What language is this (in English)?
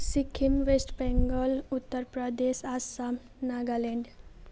Nepali